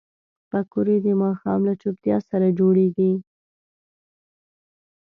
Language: Pashto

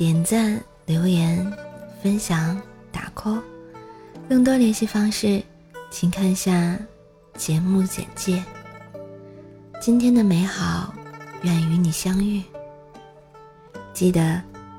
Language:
Chinese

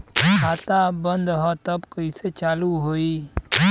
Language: Bhojpuri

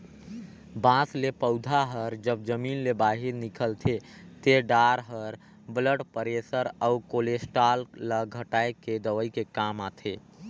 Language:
Chhattisgarhi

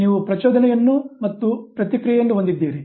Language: Kannada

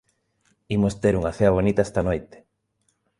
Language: Galician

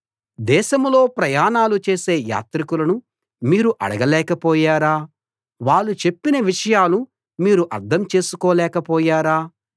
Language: Telugu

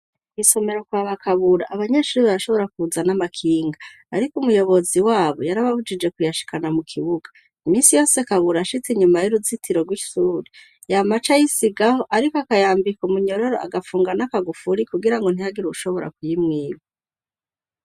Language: Rundi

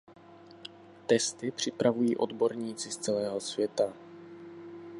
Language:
Czech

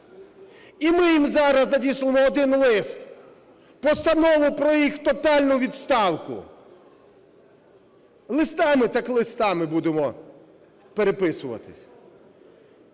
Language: Ukrainian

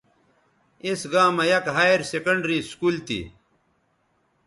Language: Bateri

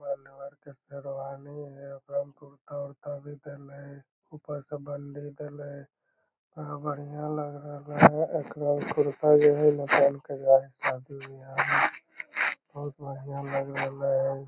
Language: Magahi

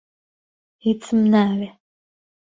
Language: Central Kurdish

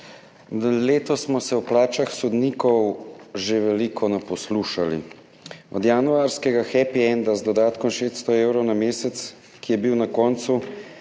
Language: Slovenian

